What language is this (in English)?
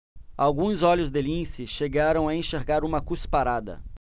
Portuguese